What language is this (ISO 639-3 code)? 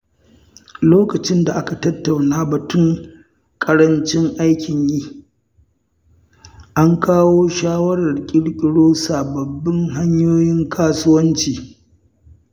hau